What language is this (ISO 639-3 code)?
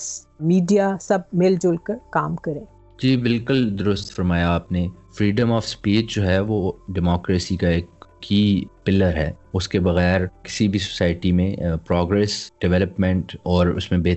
urd